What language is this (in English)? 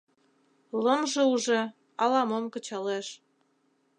Mari